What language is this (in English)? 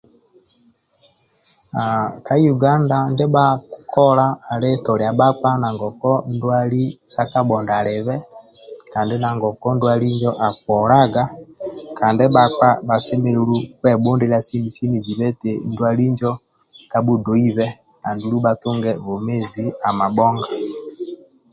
Amba (Uganda)